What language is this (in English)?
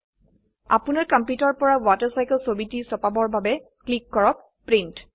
Assamese